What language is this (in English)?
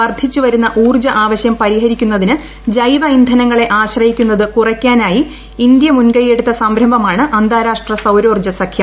Malayalam